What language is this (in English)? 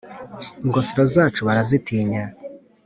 Kinyarwanda